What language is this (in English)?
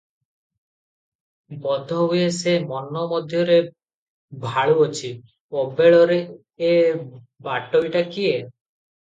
Odia